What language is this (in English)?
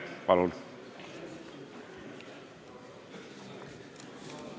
Estonian